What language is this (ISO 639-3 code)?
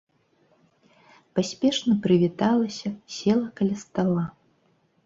bel